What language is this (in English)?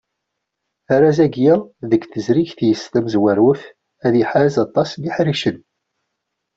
Kabyle